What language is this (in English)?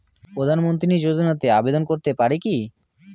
Bangla